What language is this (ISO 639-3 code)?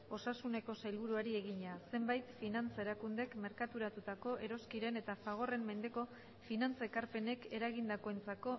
eus